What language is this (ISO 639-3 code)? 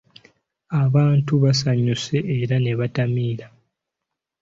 lug